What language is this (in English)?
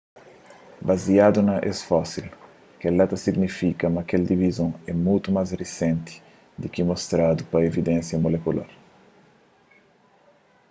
Kabuverdianu